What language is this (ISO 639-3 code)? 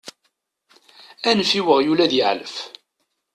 kab